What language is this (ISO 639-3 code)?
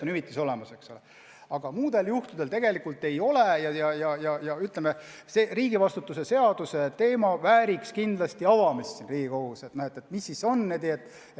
est